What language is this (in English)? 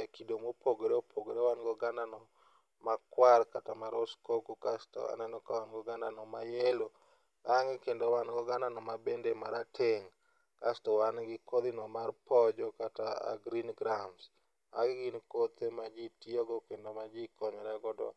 Luo (Kenya and Tanzania)